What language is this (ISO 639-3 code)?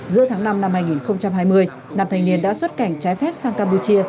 vie